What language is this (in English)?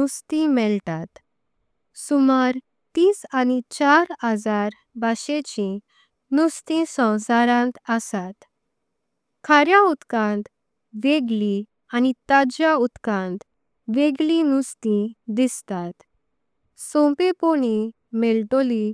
Konkani